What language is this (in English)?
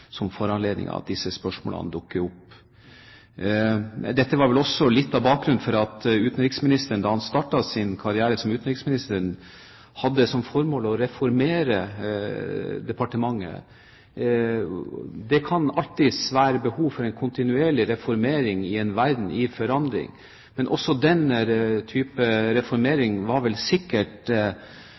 Norwegian Bokmål